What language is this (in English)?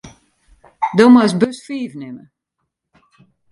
Western Frisian